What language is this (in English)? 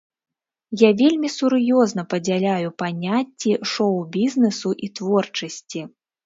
Belarusian